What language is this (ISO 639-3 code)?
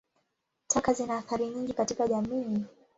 swa